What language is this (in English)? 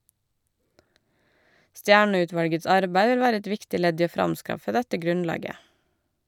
Norwegian